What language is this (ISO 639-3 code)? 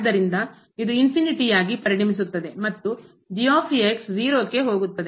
kan